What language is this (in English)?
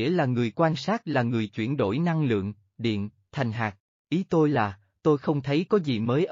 Vietnamese